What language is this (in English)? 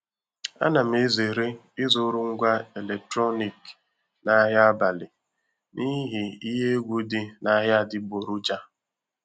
Igbo